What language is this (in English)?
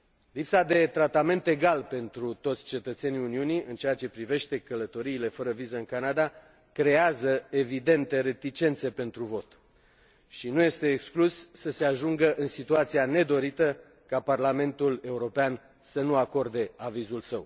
Romanian